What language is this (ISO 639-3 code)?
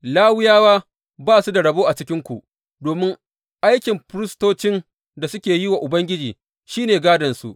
hau